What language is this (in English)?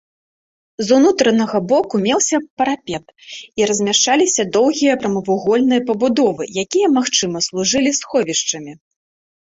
Belarusian